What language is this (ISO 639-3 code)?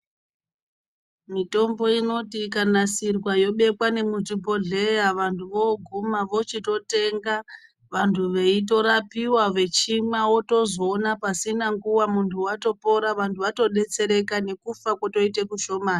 ndc